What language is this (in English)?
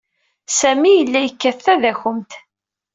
Kabyle